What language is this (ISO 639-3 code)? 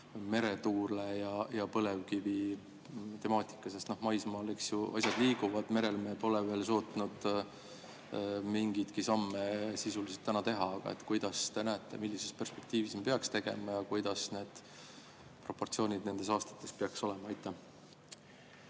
est